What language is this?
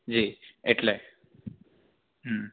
Gujarati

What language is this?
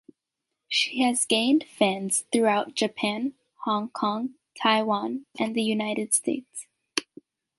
English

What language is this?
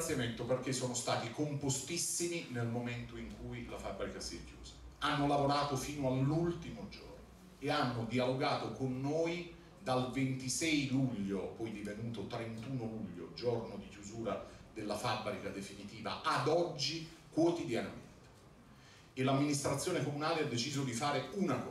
Italian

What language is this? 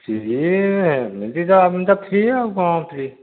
Odia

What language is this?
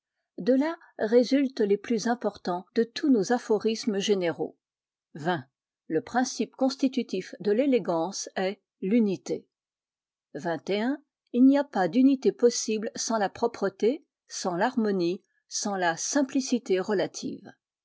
French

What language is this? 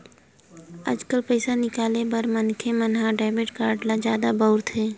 Chhattisgarhi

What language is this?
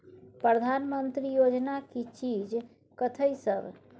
Maithili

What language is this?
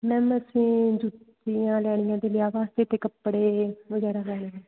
Punjabi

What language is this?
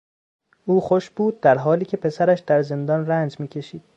Persian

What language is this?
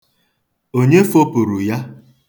Igbo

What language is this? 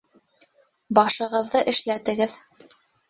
Bashkir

